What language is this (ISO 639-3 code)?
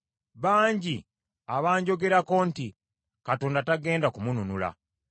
lug